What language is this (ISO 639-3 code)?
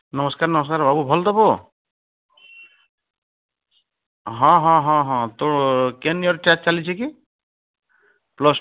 ori